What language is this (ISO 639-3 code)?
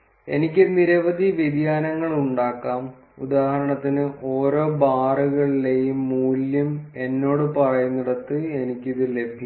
mal